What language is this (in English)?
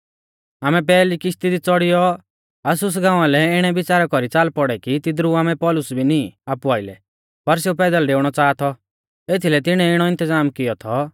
Mahasu Pahari